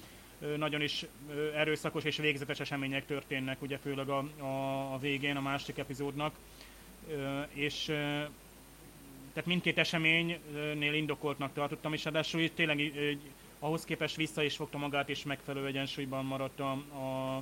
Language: Hungarian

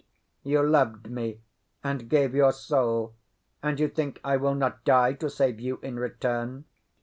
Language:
English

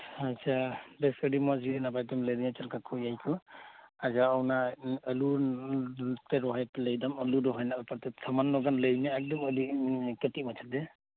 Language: Santali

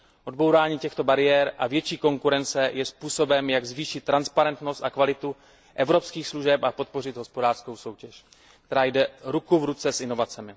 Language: Czech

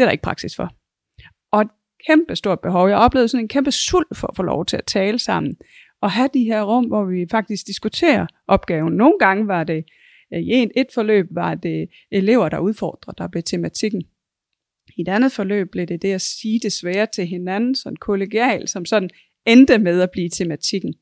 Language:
Danish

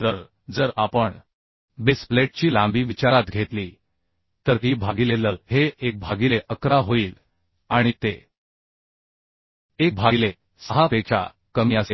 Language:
Marathi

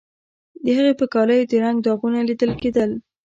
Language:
Pashto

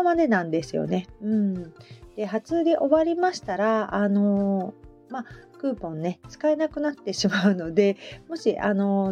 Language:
Japanese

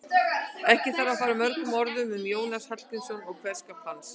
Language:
Icelandic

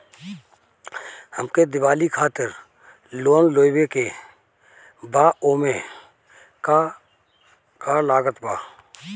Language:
Bhojpuri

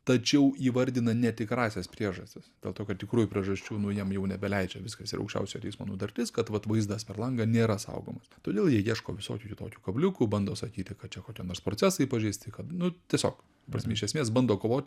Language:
Lithuanian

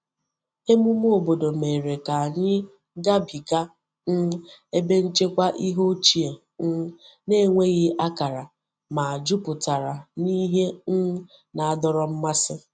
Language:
Igbo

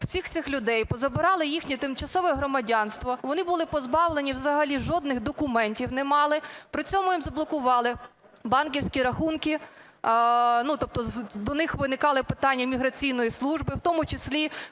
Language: Ukrainian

